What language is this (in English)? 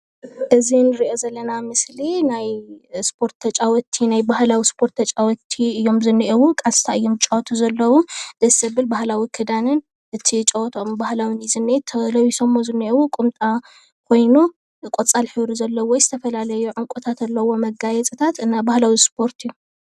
Tigrinya